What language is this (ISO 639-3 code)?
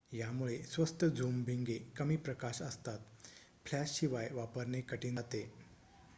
mar